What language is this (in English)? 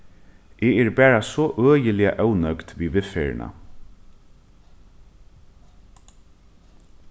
Faroese